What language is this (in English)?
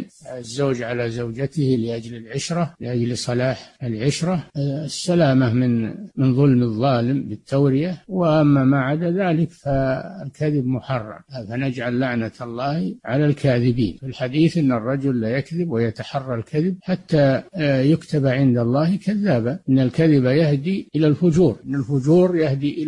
Arabic